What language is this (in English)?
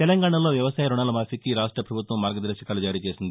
Telugu